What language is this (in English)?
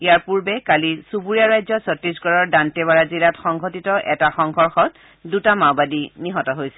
Assamese